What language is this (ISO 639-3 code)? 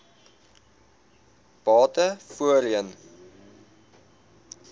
afr